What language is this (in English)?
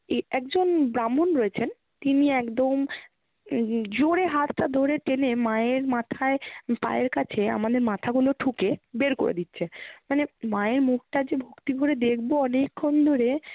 Bangla